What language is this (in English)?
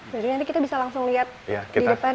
Indonesian